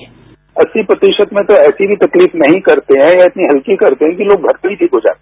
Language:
Hindi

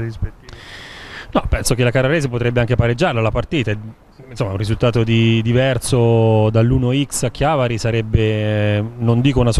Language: Italian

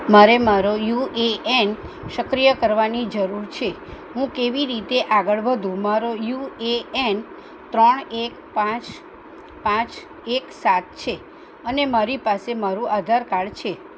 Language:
Gujarati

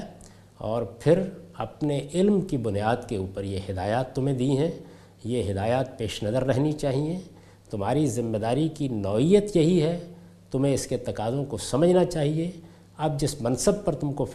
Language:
Urdu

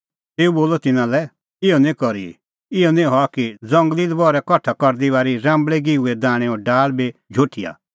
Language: Kullu Pahari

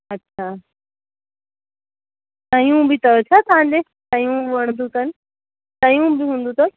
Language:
Sindhi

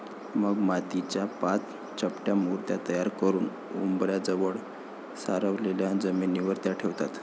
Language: Marathi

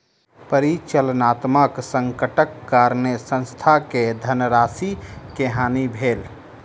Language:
Maithili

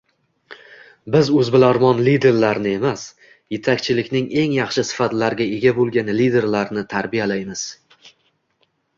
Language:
Uzbek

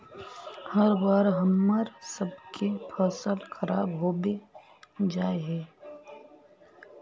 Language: Magahi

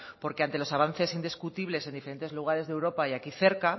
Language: Spanish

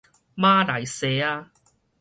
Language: Min Nan Chinese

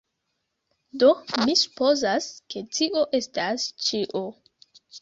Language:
Esperanto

